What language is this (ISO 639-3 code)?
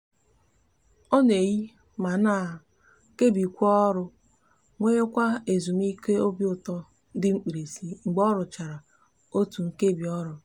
ibo